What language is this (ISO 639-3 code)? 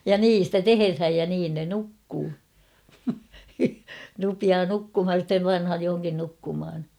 fin